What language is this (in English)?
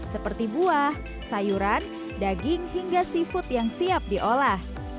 Indonesian